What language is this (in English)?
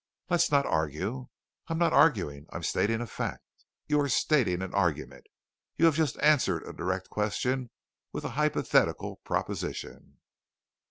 English